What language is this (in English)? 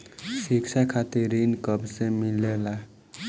Bhojpuri